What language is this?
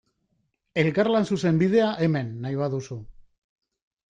Basque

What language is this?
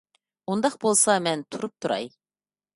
Uyghur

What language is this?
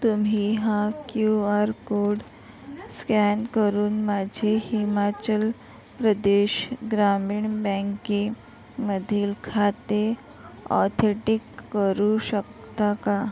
Marathi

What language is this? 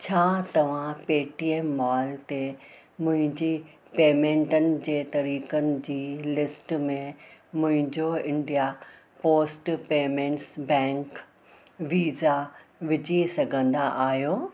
Sindhi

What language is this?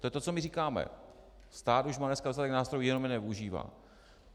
Czech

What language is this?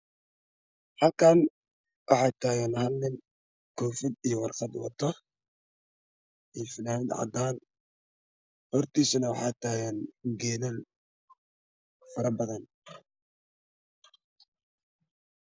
Somali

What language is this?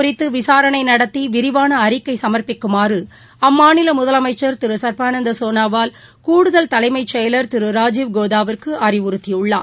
Tamil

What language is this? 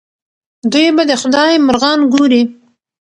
Pashto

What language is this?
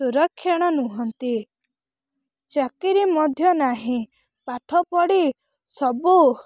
Odia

